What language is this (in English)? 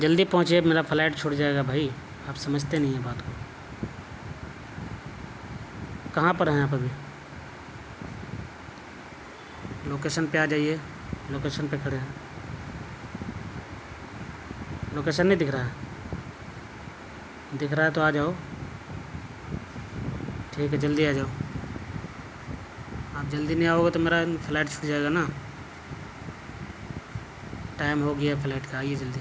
Urdu